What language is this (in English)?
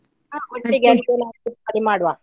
Kannada